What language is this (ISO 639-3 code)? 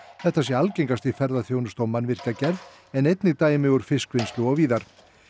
isl